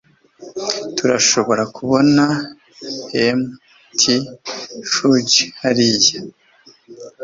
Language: Kinyarwanda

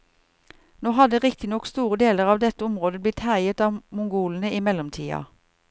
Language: Norwegian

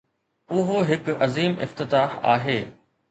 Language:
Sindhi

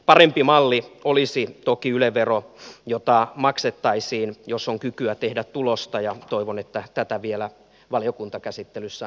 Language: Finnish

